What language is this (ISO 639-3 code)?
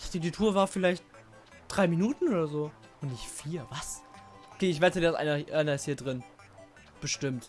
deu